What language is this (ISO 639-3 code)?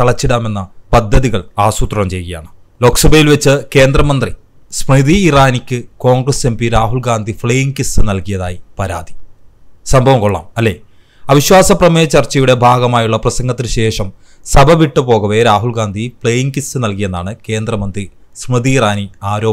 hin